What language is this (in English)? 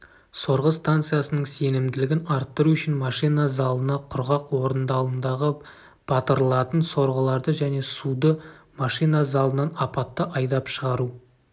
Kazakh